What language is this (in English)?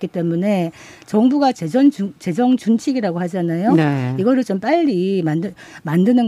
Korean